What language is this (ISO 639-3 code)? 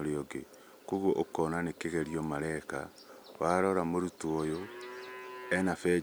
kik